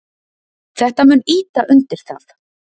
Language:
Icelandic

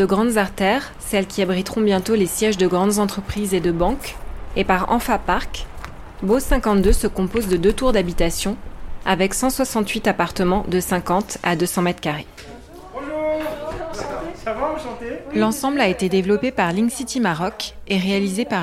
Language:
French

